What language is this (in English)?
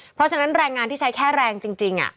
Thai